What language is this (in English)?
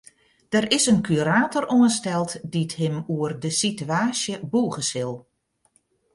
Western Frisian